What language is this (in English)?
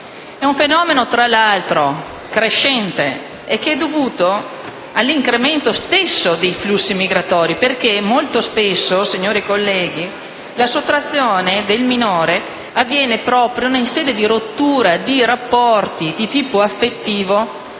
Italian